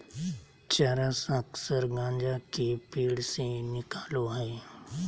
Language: Magahi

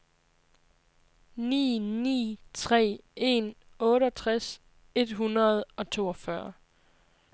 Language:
Danish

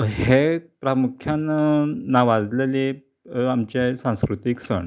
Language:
Konkani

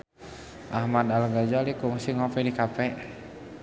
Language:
Sundanese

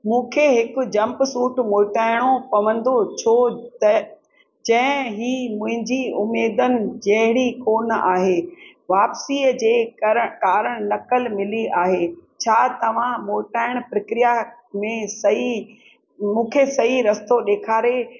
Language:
Sindhi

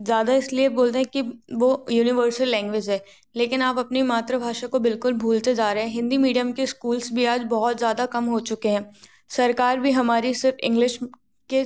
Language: Hindi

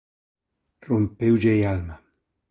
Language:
Galician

